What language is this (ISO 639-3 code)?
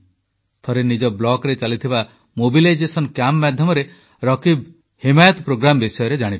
ori